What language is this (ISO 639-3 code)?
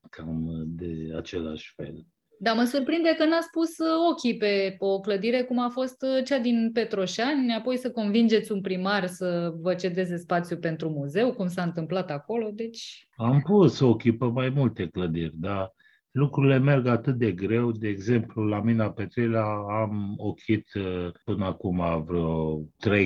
ron